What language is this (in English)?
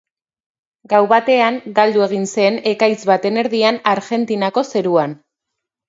Basque